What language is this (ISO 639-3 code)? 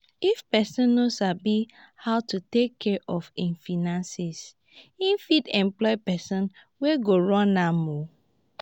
pcm